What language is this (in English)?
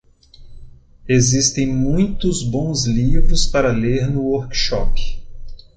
Portuguese